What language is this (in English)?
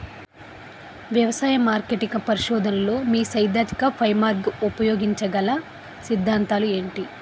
Telugu